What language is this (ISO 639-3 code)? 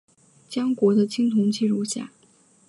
zho